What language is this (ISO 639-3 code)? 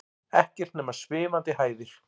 isl